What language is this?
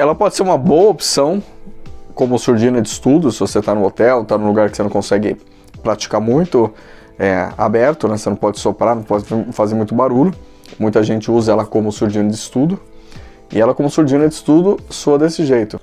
Portuguese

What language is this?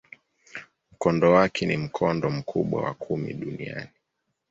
Swahili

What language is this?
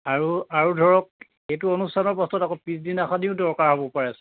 Assamese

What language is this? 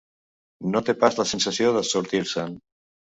Catalan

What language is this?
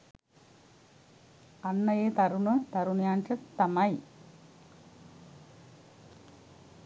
Sinhala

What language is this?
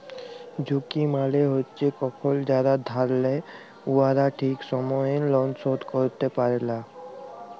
Bangla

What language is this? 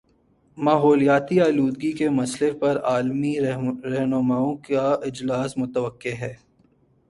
Urdu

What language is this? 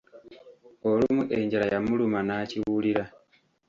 Ganda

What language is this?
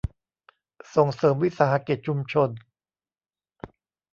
Thai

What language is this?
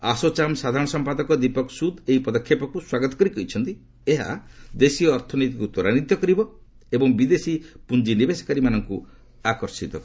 Odia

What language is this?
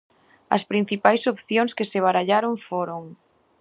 Galician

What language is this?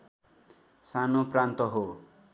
Nepali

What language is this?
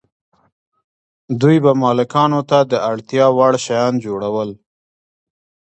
Pashto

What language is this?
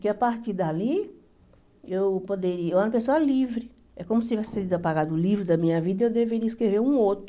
Portuguese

